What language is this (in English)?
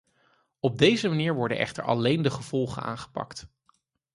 Dutch